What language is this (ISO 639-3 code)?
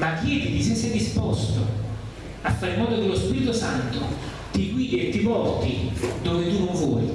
ita